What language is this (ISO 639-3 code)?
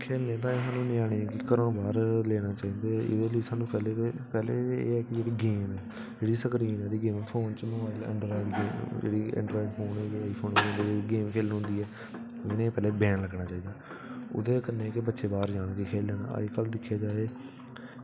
doi